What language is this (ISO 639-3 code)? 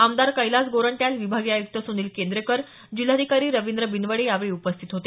mar